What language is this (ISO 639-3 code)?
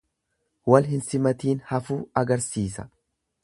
orm